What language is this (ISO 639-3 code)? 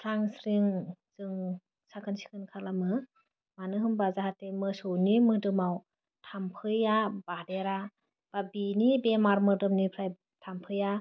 brx